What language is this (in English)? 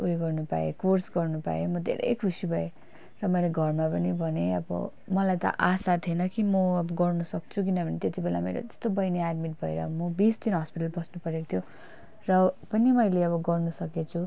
Nepali